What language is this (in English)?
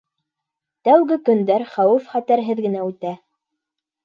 Bashkir